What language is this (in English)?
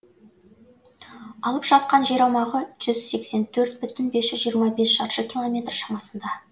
Kazakh